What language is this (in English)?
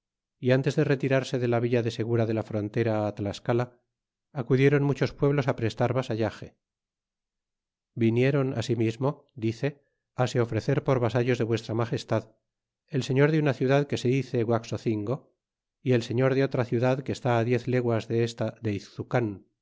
Spanish